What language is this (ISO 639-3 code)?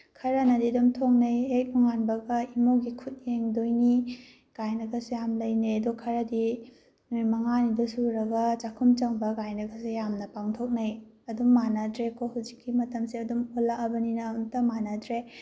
mni